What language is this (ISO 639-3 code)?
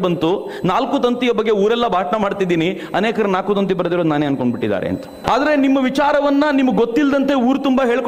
kan